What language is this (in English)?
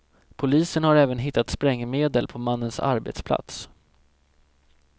Swedish